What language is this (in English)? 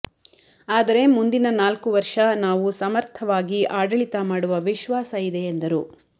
Kannada